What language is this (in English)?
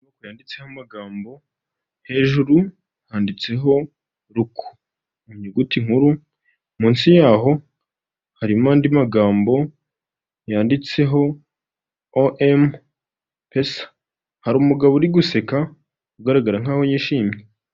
Kinyarwanda